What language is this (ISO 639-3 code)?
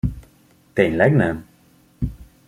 hun